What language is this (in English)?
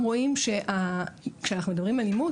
Hebrew